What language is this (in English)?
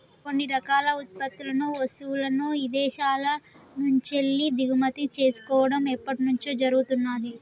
Telugu